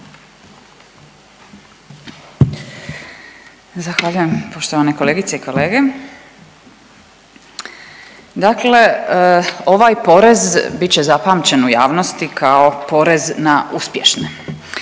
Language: Croatian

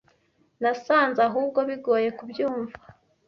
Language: Kinyarwanda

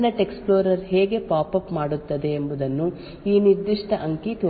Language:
Kannada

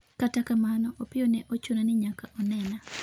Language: Luo (Kenya and Tanzania)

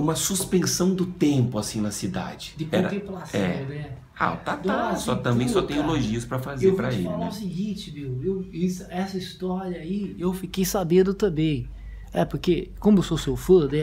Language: Portuguese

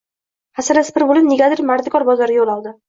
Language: Uzbek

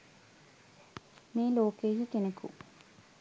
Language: Sinhala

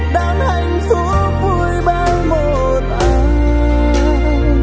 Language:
Vietnamese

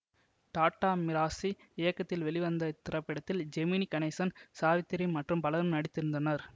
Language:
Tamil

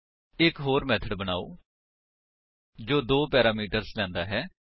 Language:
Punjabi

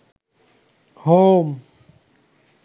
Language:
Bangla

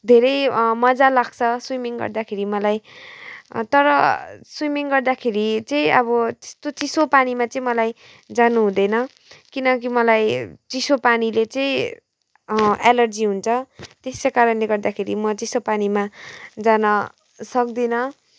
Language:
Nepali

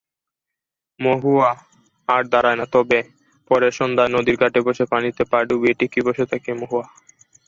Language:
Bangla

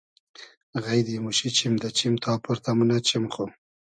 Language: Hazaragi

